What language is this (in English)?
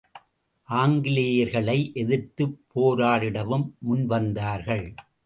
Tamil